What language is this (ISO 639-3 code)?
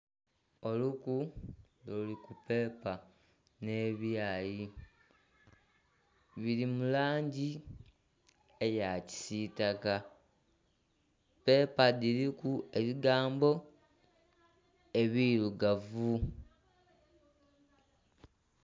xog